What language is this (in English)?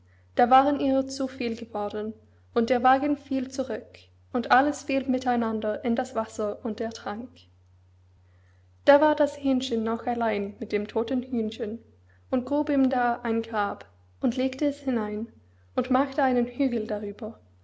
German